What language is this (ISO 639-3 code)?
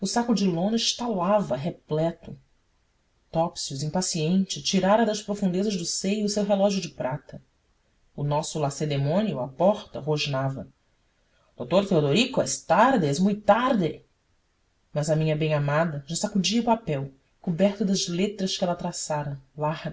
por